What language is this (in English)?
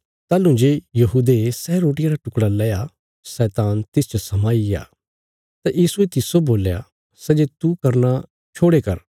Bilaspuri